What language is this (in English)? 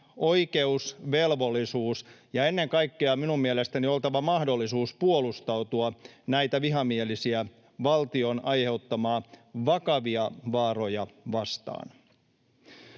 Finnish